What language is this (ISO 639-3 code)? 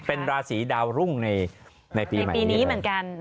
tha